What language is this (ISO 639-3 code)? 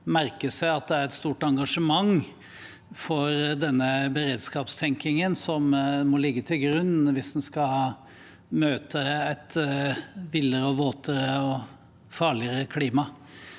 nor